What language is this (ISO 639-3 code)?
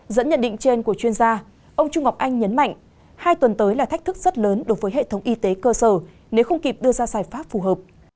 vie